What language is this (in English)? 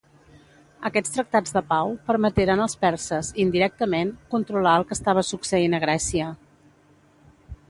Catalan